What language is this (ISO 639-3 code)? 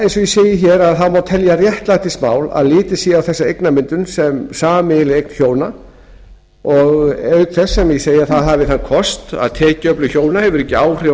isl